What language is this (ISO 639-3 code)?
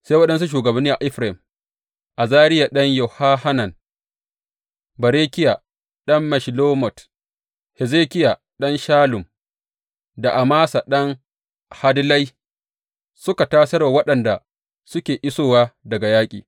hau